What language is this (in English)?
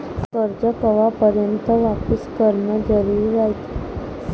Marathi